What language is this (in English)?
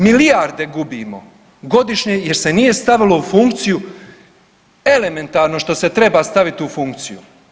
Croatian